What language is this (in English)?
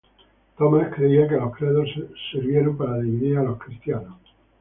Spanish